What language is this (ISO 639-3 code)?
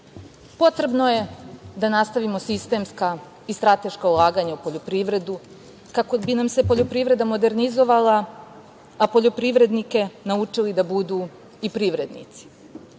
srp